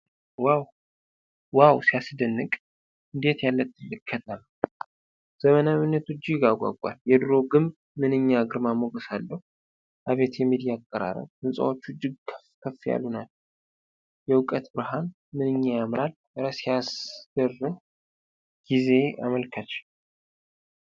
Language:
Amharic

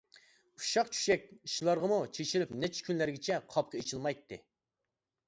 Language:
Uyghur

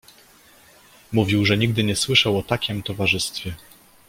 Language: Polish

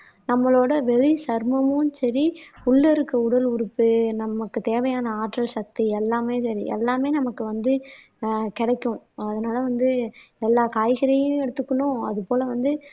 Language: Tamil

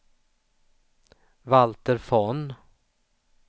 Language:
Swedish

